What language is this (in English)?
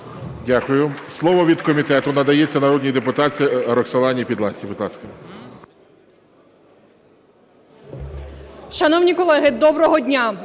Ukrainian